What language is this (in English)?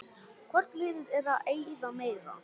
Icelandic